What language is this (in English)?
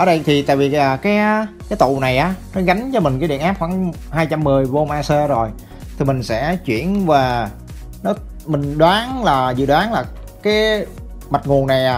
Vietnamese